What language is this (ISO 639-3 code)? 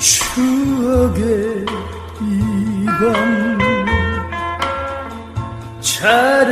tur